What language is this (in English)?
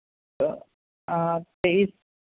Hindi